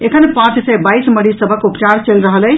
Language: Maithili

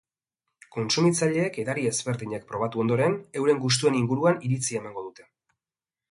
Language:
Basque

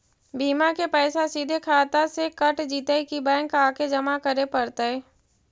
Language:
Magahi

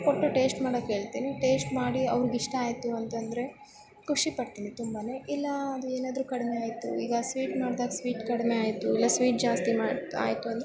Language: Kannada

